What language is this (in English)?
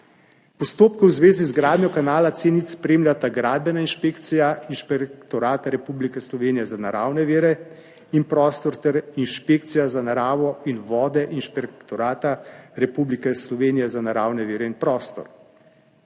Slovenian